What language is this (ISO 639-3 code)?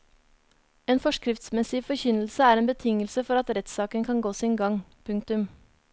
nor